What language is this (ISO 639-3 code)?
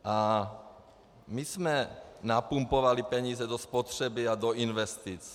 ces